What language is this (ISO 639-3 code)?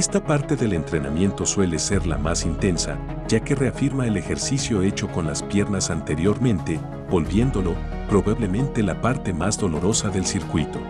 spa